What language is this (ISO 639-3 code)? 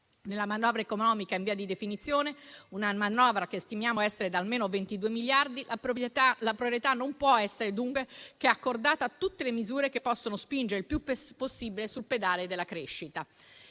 ita